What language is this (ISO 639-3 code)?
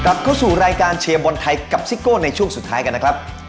tha